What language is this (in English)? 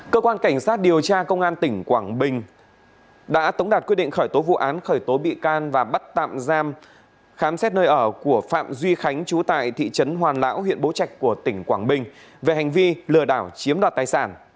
Vietnamese